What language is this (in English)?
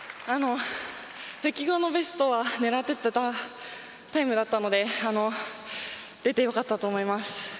Japanese